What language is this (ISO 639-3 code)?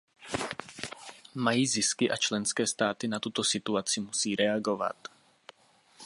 ces